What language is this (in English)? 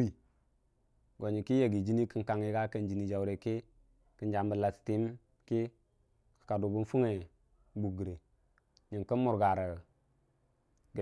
Dijim-Bwilim